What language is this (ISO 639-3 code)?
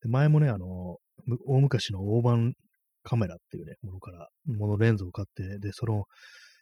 jpn